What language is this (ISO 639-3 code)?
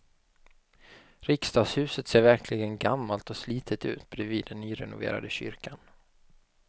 swe